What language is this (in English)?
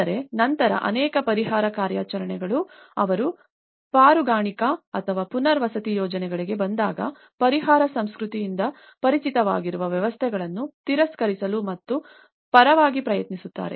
Kannada